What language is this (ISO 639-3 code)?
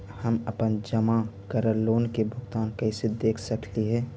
mag